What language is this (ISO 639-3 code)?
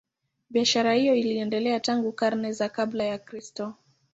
swa